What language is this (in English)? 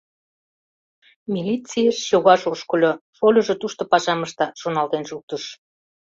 Mari